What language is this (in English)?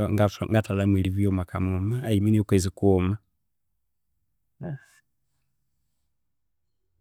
Konzo